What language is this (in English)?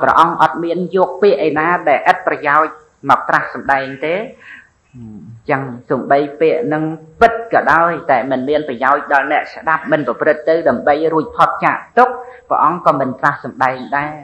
Thai